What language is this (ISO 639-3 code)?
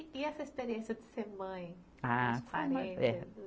por